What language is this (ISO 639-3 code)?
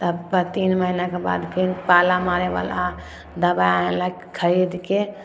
mai